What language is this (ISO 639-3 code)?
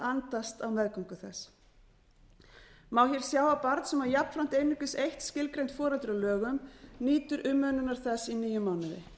isl